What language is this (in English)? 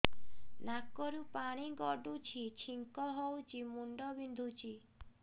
Odia